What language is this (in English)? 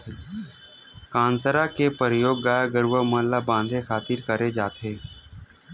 Chhattisgarhi